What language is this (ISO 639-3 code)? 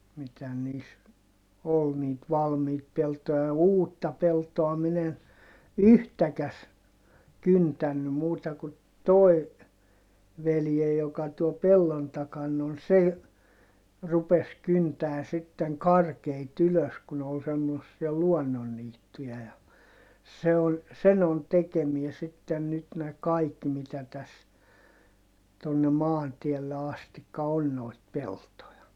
fin